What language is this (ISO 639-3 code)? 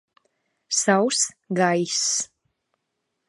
lav